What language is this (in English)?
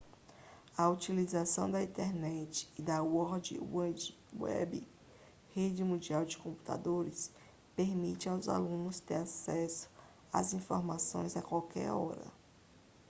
Portuguese